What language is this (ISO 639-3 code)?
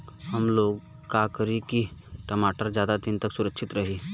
bho